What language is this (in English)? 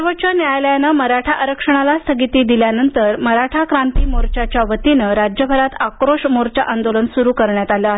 Marathi